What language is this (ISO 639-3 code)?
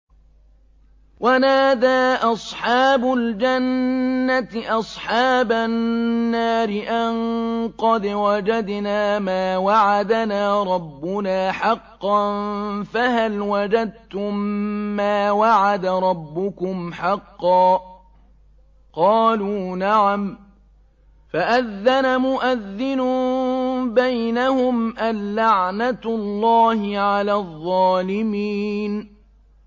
ara